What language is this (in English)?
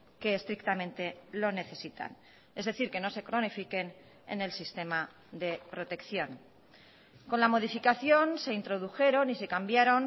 Spanish